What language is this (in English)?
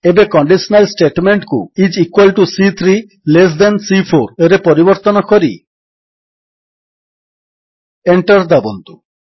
Odia